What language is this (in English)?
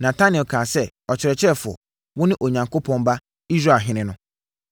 Akan